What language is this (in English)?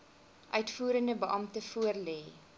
Afrikaans